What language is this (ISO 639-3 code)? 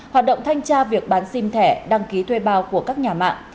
vie